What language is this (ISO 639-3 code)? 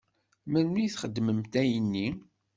kab